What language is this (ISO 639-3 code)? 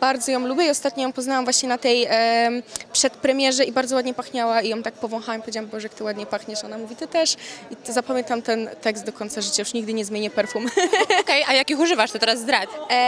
pol